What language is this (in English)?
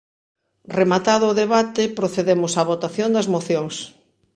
Galician